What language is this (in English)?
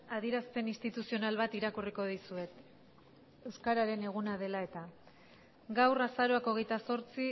Basque